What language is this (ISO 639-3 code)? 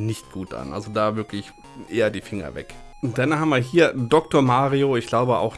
deu